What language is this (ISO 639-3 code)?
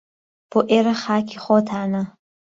ckb